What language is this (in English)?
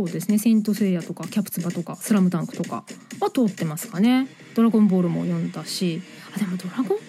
Japanese